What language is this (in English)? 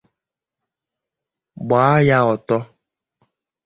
Igbo